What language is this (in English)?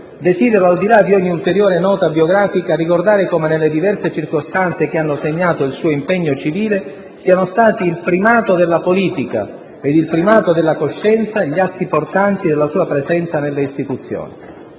Italian